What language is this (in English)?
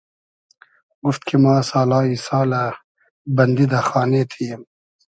Hazaragi